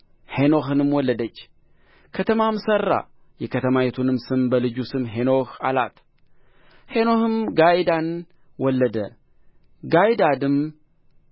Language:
Amharic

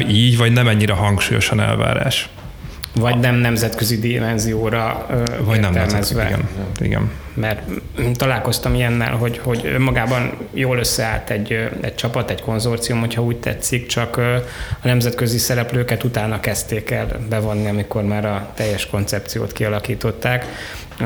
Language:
Hungarian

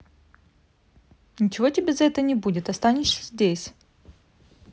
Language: Russian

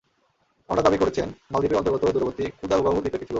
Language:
Bangla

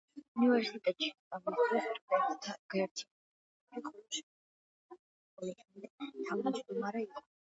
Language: Georgian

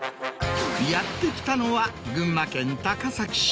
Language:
Japanese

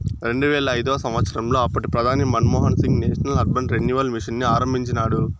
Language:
Telugu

